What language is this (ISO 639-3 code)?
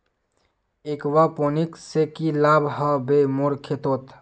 mag